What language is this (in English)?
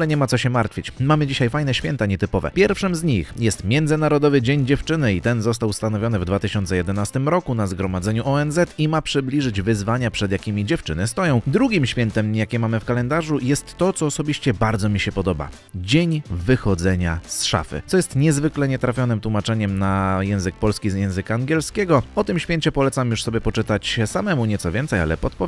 Polish